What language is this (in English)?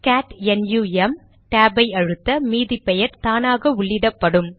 Tamil